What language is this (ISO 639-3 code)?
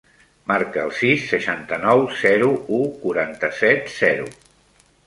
cat